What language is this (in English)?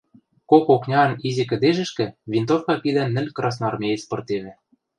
Western Mari